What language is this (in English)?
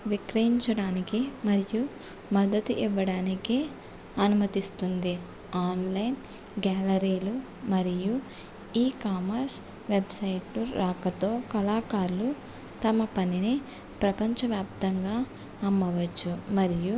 Telugu